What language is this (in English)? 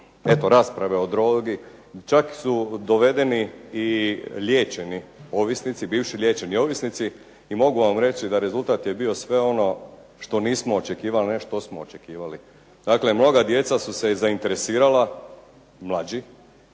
Croatian